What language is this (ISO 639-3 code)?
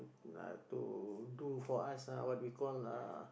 eng